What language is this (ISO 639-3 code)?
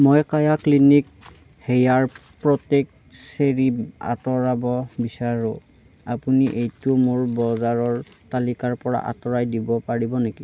asm